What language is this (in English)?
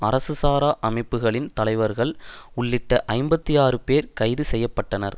Tamil